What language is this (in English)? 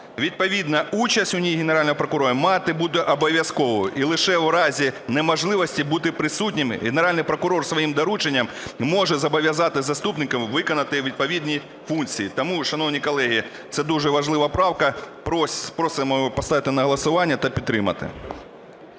Ukrainian